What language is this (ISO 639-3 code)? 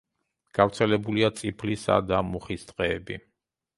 kat